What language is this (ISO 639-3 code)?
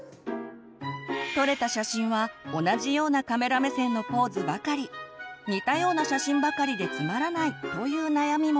jpn